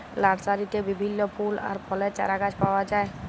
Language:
Bangla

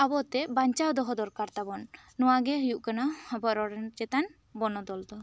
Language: Santali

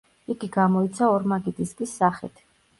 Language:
Georgian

